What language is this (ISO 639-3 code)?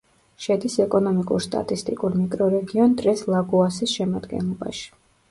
kat